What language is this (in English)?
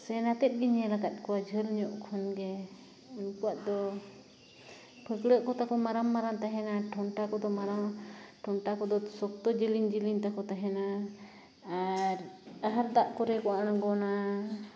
Santali